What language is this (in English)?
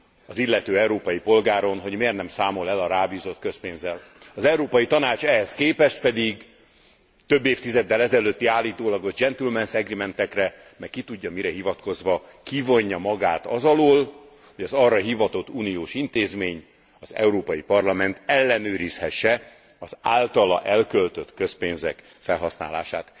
Hungarian